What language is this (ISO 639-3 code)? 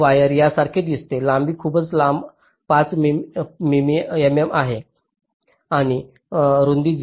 mar